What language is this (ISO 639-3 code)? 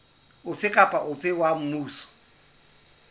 sot